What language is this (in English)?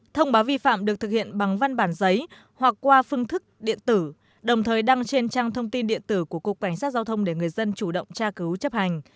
Vietnamese